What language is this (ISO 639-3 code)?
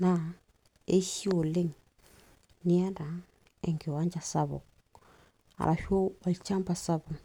mas